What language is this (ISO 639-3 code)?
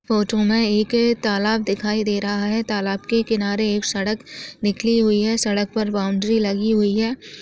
hne